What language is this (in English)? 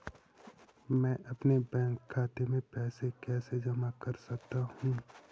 Hindi